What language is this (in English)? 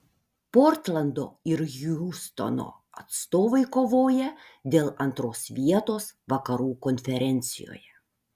Lithuanian